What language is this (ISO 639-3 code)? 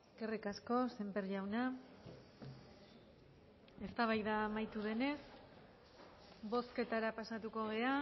eus